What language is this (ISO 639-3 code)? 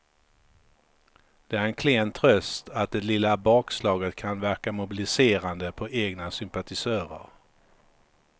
swe